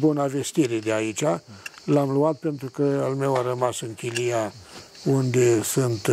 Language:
Romanian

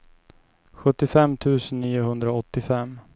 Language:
Swedish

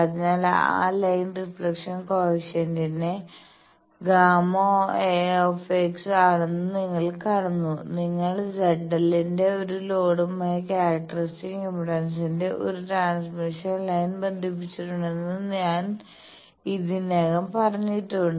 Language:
Malayalam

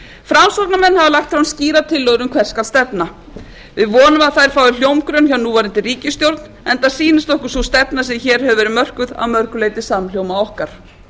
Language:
Icelandic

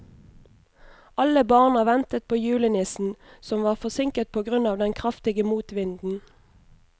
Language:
Norwegian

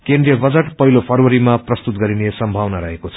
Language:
Nepali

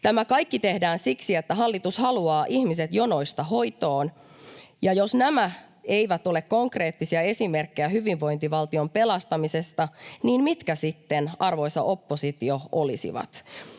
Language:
Finnish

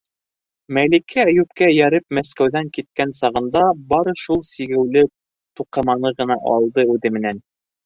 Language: Bashkir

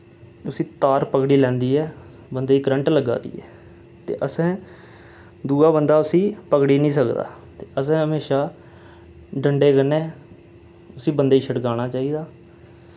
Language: Dogri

